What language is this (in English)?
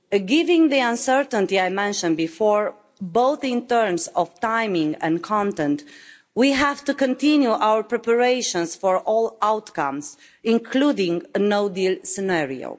English